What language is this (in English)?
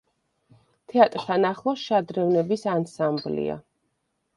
Georgian